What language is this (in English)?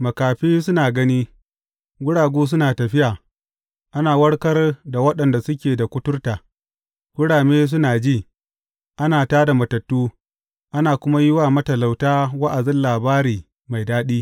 Hausa